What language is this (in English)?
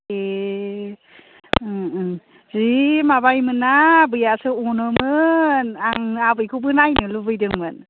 Bodo